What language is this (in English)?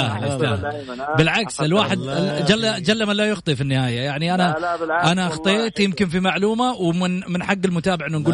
Arabic